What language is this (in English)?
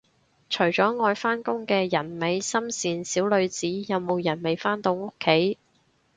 Cantonese